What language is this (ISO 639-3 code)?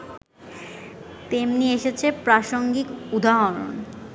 ben